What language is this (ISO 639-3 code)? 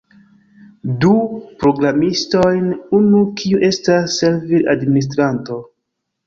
epo